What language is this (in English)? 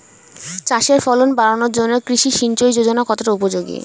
Bangla